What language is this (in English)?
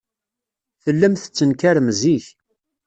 Kabyle